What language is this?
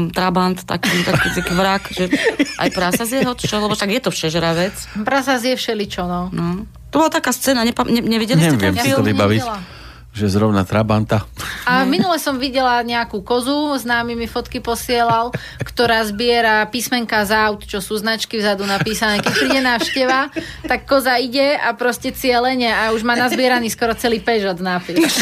Slovak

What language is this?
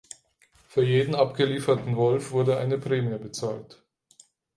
German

